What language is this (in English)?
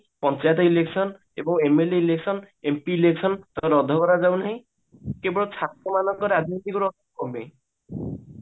Odia